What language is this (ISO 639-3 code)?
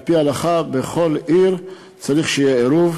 heb